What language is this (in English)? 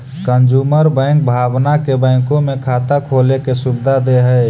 Magahi